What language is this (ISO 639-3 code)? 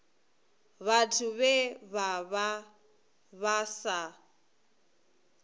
ven